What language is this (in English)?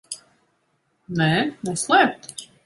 Latvian